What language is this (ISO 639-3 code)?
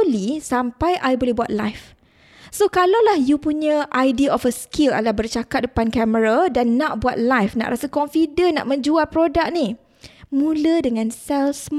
msa